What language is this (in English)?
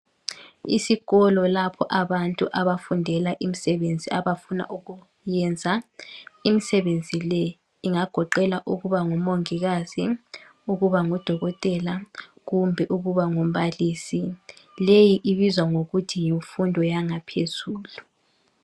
North Ndebele